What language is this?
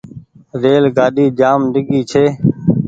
Goaria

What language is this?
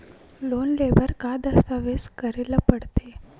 Chhattisgarhi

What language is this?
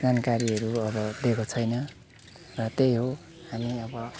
Nepali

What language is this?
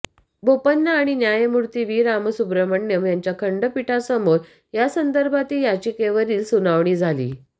Marathi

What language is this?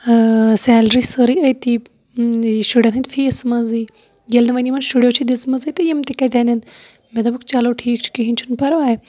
Kashmiri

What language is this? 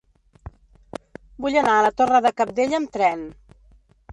Catalan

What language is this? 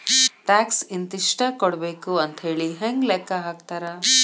Kannada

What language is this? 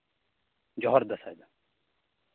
Santali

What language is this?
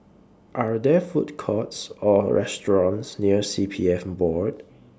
English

